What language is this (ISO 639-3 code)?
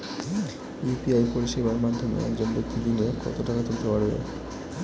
ben